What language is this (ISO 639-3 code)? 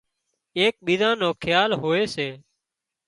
kxp